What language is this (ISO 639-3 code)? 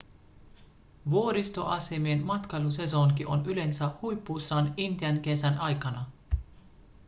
fin